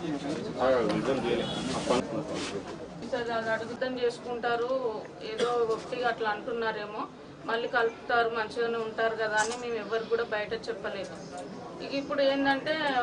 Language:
Telugu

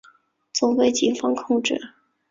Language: Chinese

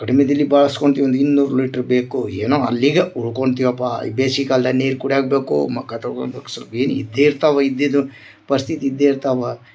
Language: Kannada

